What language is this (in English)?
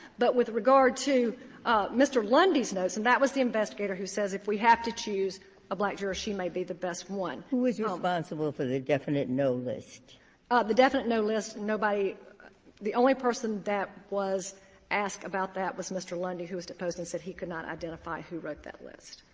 English